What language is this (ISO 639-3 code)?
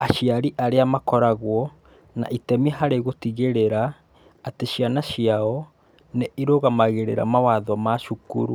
kik